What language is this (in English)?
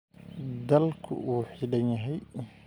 Somali